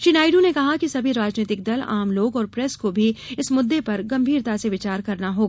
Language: Hindi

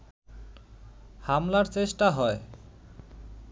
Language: Bangla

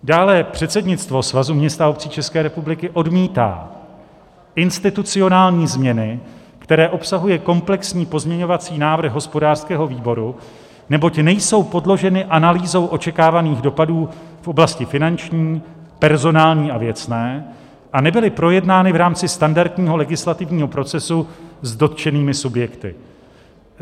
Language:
Czech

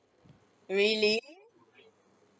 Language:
English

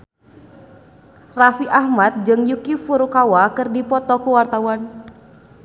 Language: Sundanese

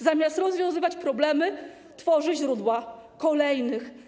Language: Polish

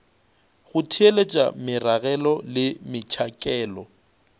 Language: Northern Sotho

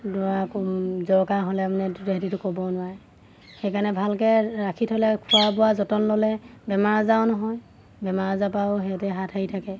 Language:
Assamese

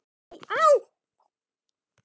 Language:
Icelandic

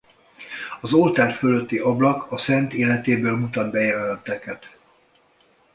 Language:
Hungarian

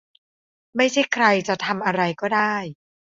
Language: Thai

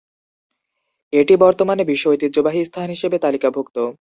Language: Bangla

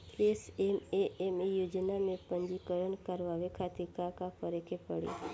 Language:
Bhojpuri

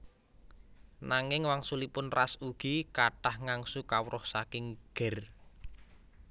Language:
Javanese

